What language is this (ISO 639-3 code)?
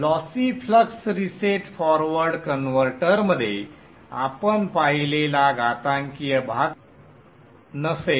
mar